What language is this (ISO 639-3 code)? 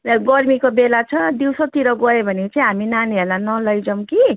nep